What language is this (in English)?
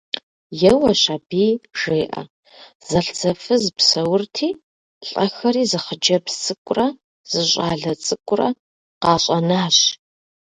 Kabardian